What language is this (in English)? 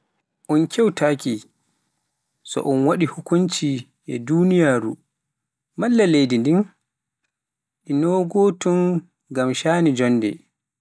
Pular